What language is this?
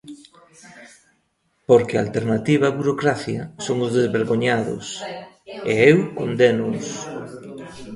Galician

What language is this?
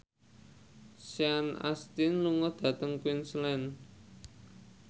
Javanese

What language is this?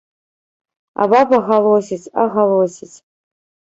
Belarusian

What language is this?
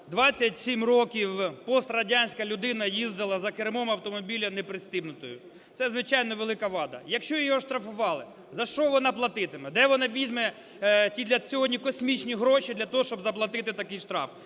Ukrainian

